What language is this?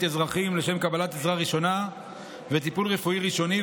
Hebrew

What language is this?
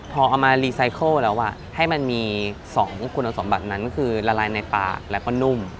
Thai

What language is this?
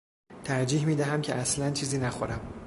Persian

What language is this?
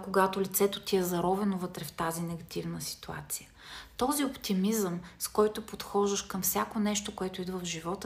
Bulgarian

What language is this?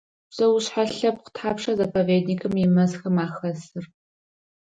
Adyghe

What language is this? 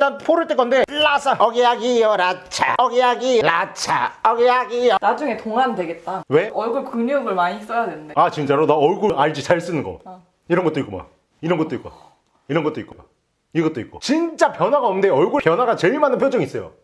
Korean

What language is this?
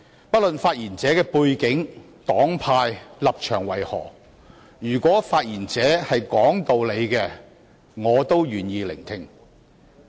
Cantonese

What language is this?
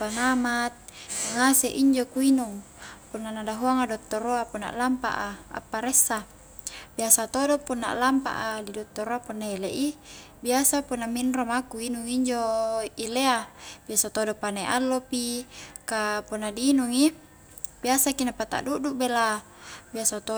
Highland Konjo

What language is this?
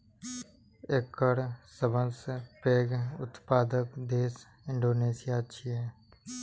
Maithili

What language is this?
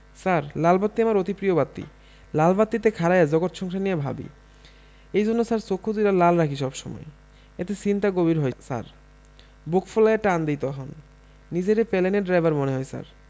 Bangla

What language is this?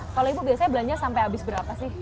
Indonesian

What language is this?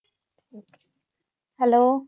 Punjabi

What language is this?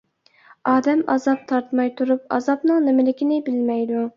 Uyghur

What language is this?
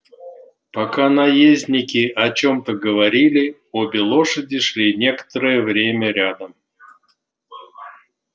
Russian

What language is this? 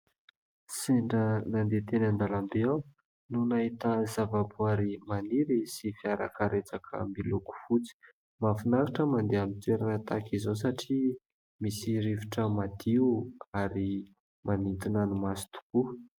Malagasy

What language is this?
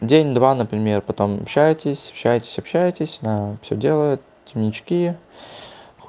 Russian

